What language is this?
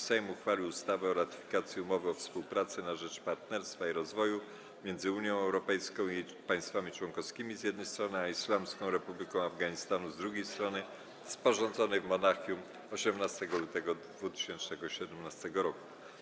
Polish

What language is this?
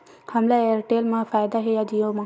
Chhattisgarhi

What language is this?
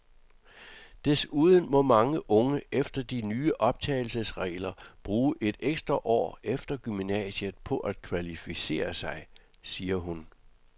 Danish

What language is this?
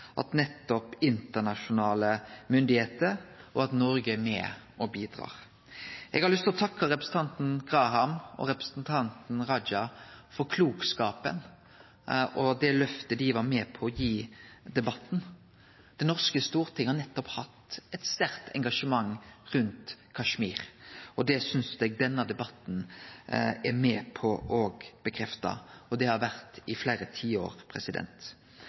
Norwegian Nynorsk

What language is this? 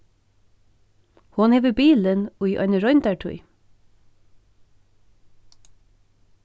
Faroese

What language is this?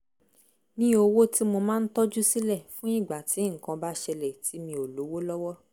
Yoruba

